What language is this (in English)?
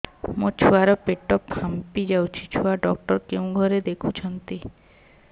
Odia